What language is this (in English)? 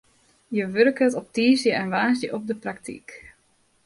Western Frisian